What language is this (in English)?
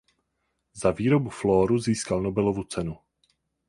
Czech